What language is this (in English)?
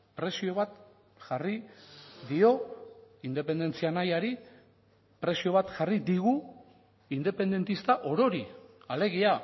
Basque